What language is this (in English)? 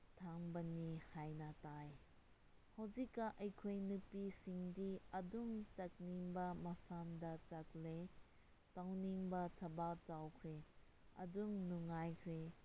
Manipuri